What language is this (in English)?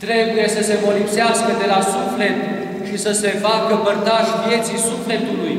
Romanian